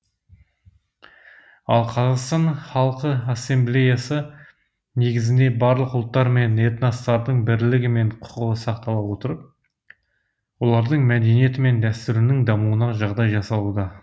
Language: Kazakh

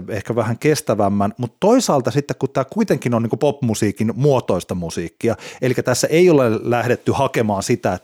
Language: Finnish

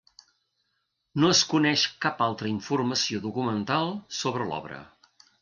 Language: Catalan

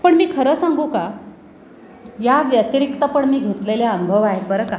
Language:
Marathi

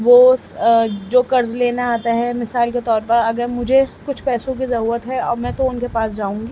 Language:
Urdu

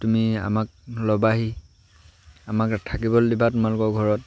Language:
Assamese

